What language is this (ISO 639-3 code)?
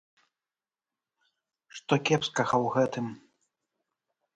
bel